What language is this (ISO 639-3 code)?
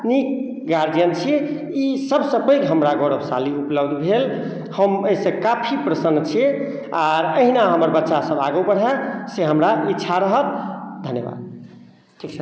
mai